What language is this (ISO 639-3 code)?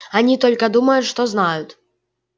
rus